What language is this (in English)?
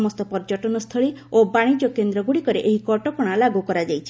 Odia